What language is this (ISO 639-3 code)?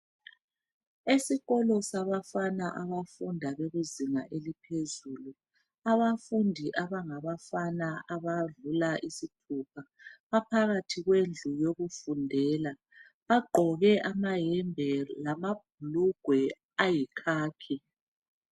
nde